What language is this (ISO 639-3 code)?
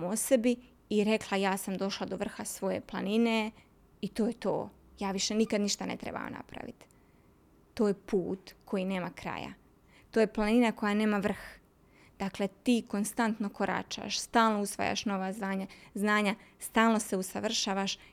hrv